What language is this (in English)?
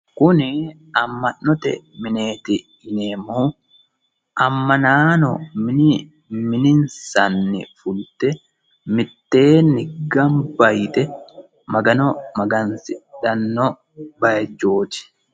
Sidamo